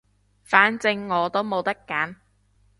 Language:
Cantonese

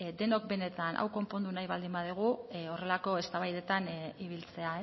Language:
Basque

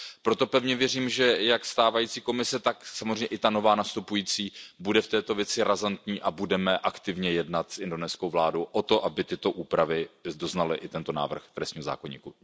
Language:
Czech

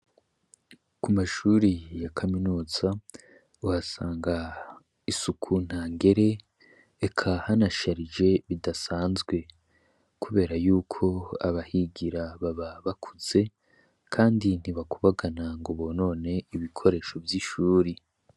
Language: Rundi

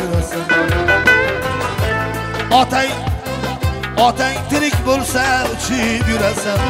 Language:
Arabic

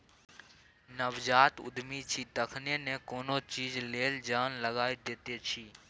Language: Maithili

